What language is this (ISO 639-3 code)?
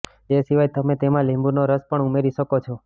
guj